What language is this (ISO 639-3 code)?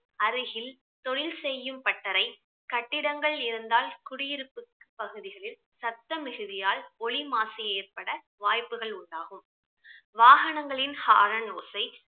tam